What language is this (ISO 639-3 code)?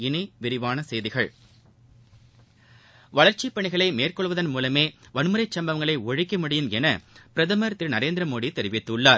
tam